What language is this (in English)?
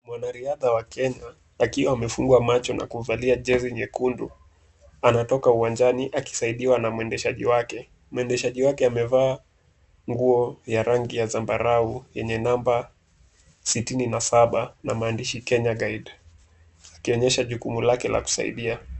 Swahili